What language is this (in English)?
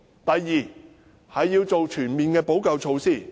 Cantonese